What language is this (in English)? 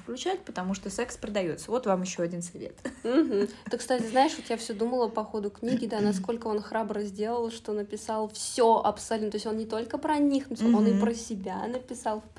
Russian